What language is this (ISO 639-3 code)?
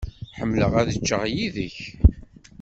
kab